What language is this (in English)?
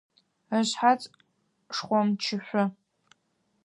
Adyghe